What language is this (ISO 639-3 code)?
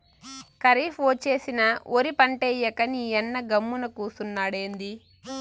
tel